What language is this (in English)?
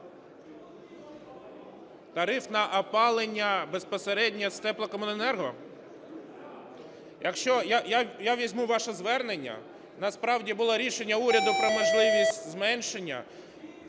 Ukrainian